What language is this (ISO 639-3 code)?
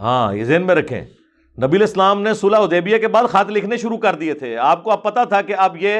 urd